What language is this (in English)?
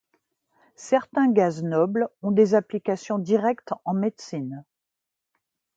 French